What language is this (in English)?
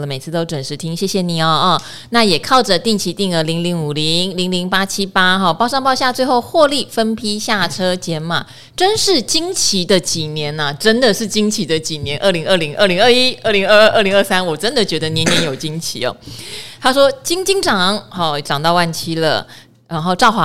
Chinese